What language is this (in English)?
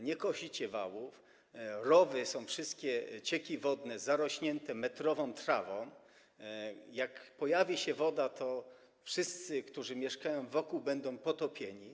Polish